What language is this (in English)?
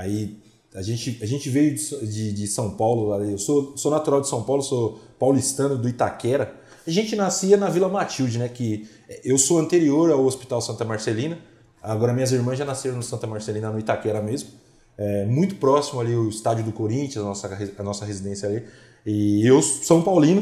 Portuguese